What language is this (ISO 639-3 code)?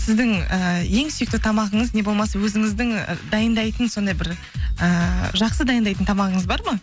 kaz